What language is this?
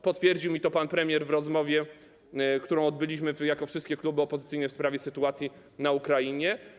Polish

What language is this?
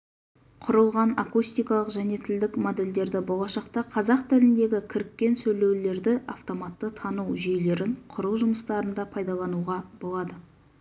Kazakh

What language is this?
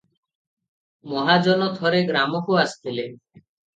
Odia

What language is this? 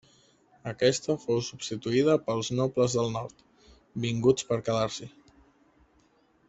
Catalan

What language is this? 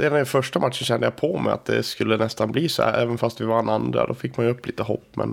Swedish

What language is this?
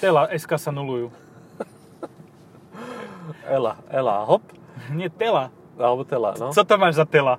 Slovak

